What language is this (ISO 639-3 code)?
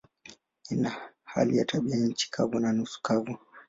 swa